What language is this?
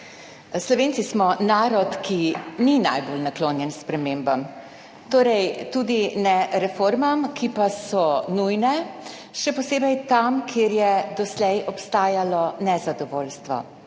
Slovenian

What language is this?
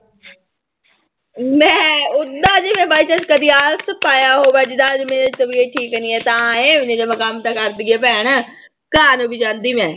Punjabi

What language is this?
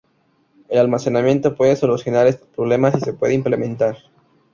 Spanish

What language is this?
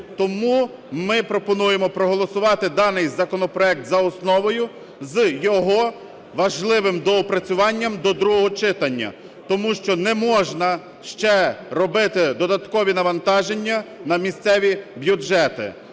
Ukrainian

